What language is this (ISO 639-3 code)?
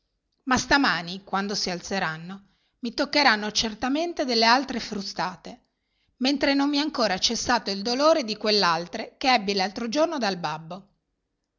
ita